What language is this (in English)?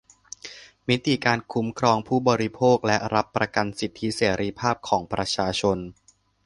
Thai